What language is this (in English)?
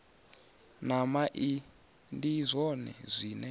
Venda